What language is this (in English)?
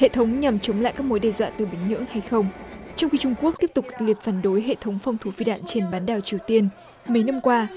Vietnamese